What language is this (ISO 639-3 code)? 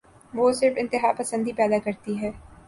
urd